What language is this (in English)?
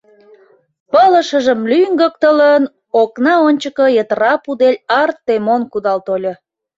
Mari